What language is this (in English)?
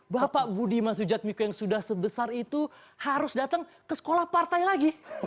Indonesian